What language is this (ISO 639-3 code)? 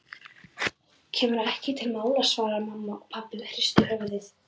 isl